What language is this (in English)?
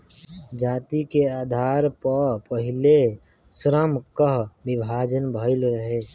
Bhojpuri